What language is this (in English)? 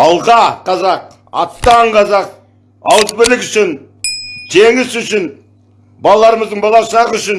Turkish